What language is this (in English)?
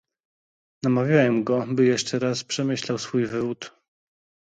Polish